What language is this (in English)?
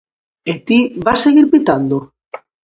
Galician